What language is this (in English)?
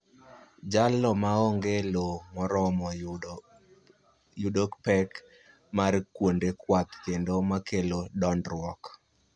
Luo (Kenya and Tanzania)